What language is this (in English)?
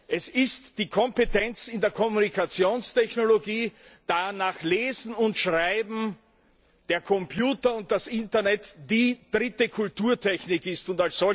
German